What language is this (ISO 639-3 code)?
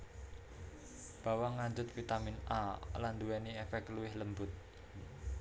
jav